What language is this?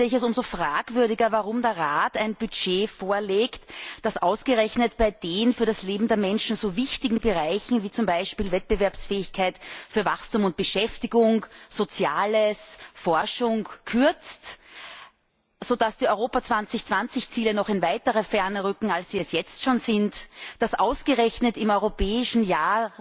German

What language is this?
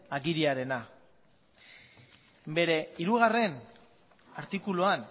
Basque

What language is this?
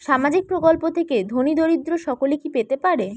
Bangla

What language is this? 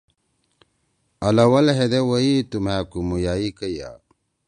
Torwali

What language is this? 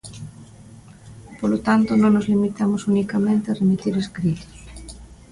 Galician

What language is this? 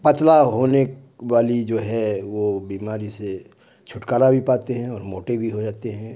Urdu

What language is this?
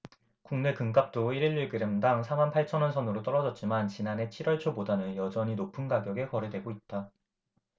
Korean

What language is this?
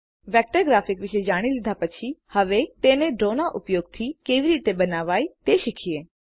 Gujarati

